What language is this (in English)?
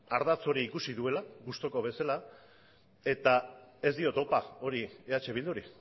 Basque